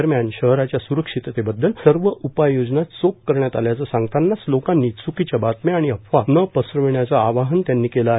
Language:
Marathi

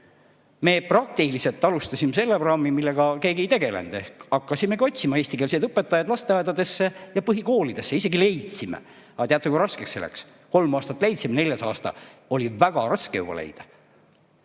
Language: Estonian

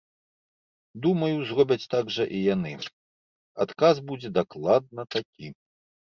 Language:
Belarusian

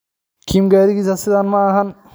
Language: Somali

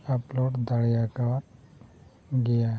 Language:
Santali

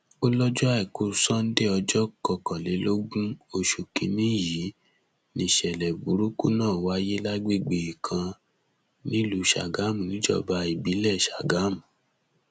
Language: Yoruba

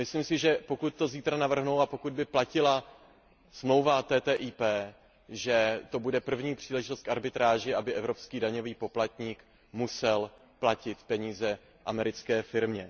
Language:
Czech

